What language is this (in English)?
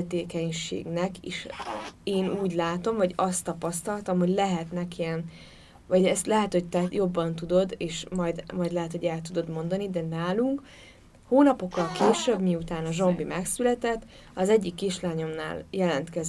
Hungarian